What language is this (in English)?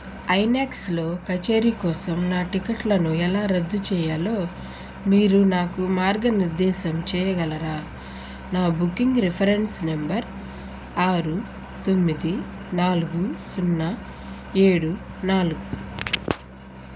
Telugu